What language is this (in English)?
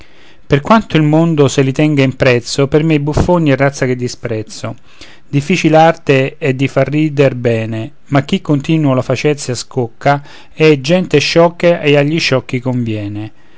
Italian